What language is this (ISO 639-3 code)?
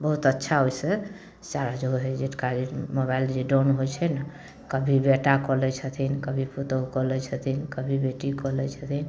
mai